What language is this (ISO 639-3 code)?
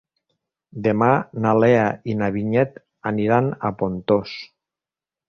cat